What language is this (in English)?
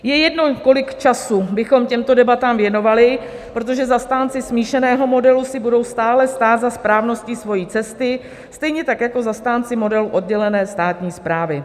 Czech